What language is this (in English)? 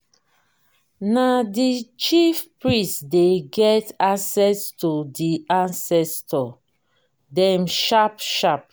Nigerian Pidgin